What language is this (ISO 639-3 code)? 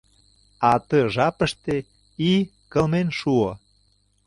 chm